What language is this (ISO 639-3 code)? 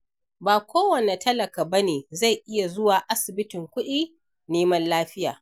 hau